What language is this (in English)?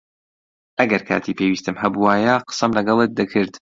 Central Kurdish